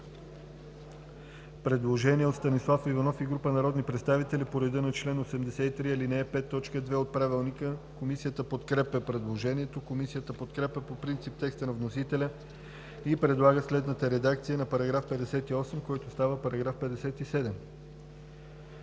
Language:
Bulgarian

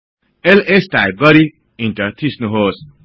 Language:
Nepali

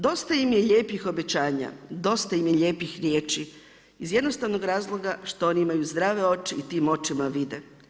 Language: Croatian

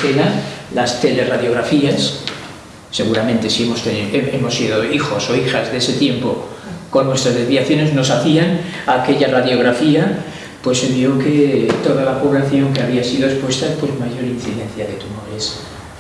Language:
Spanish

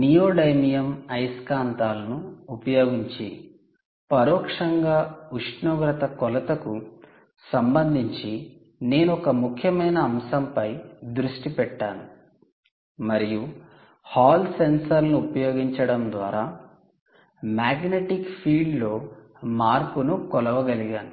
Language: Telugu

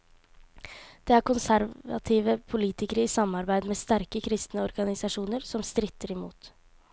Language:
Norwegian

